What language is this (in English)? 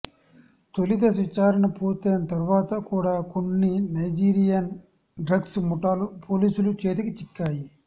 Telugu